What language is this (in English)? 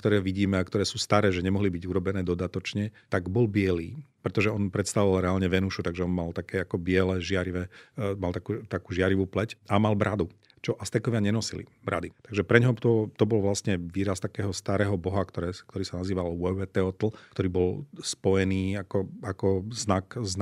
Slovak